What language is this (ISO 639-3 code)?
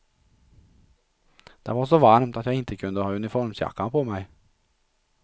swe